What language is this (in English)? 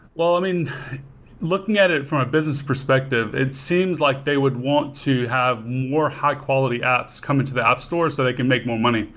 English